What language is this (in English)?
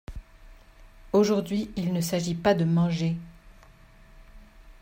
French